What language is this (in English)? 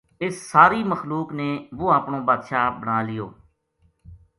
Gujari